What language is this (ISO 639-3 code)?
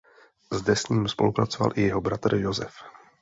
ces